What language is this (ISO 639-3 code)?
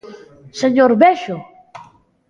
glg